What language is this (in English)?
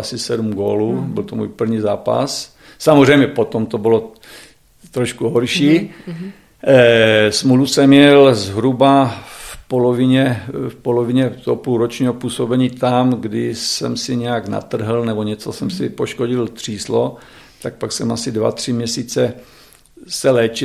Czech